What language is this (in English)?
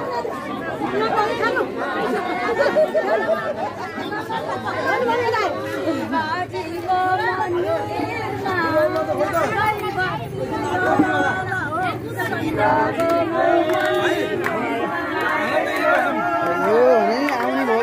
Arabic